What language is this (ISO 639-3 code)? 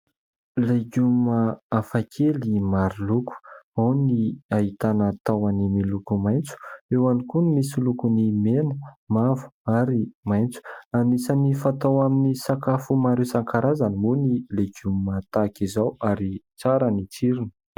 mlg